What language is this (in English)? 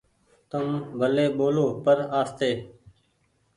Goaria